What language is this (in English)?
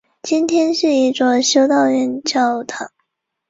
Chinese